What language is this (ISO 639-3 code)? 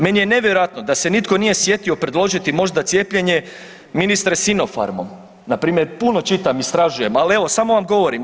hrv